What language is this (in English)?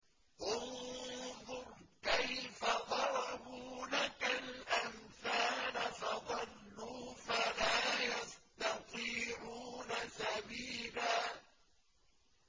Arabic